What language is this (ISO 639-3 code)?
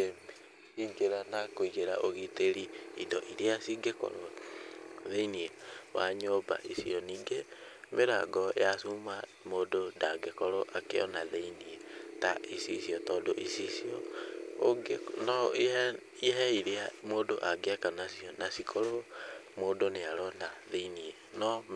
kik